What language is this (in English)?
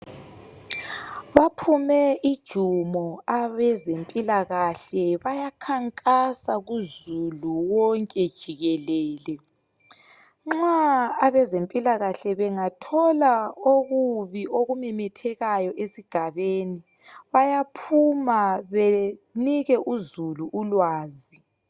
North Ndebele